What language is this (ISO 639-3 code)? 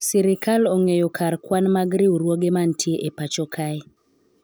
luo